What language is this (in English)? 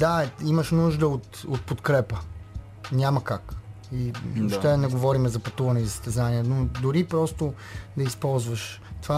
Bulgarian